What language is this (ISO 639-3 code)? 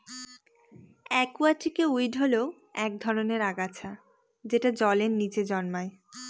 ben